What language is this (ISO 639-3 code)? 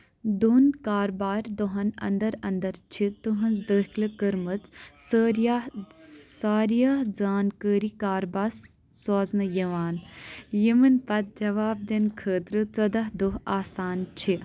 kas